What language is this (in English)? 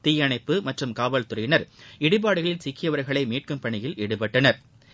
Tamil